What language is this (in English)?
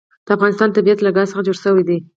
Pashto